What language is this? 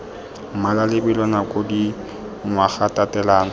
Tswana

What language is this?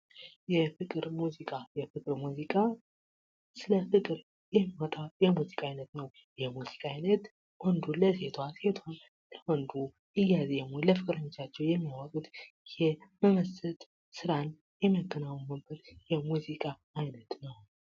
Amharic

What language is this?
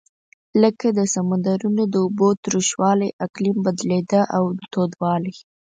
Pashto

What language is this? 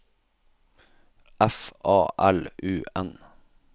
Norwegian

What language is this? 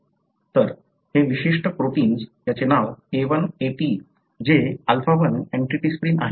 Marathi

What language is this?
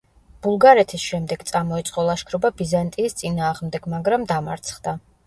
Georgian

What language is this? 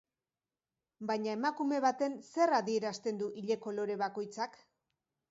Basque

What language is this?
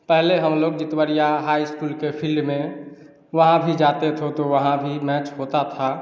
Hindi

